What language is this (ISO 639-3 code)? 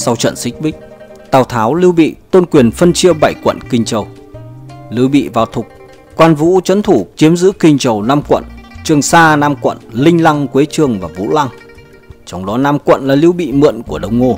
vie